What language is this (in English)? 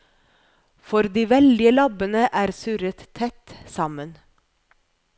Norwegian